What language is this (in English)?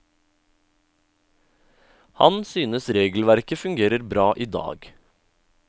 Norwegian